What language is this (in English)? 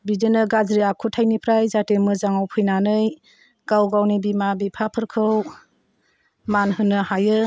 Bodo